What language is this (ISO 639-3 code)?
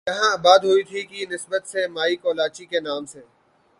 urd